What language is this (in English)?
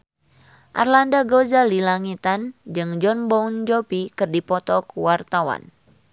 Sundanese